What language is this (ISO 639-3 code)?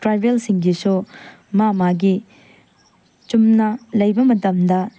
mni